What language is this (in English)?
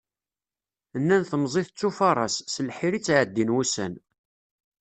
Kabyle